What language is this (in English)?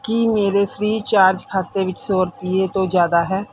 Punjabi